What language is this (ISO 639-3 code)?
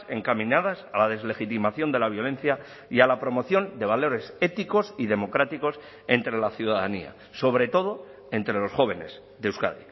spa